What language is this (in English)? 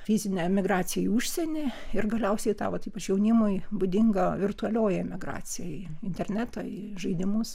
Lithuanian